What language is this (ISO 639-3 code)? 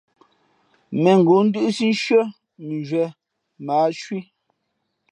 fmp